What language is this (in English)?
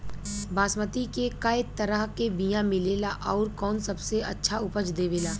Bhojpuri